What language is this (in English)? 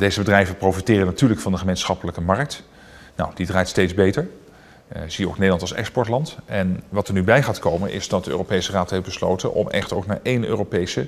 Dutch